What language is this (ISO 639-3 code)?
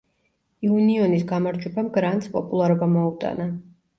kat